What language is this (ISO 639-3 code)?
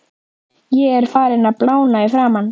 isl